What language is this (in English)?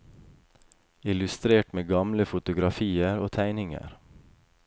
Norwegian